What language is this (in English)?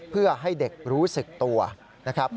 Thai